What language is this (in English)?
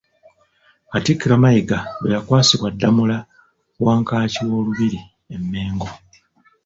Ganda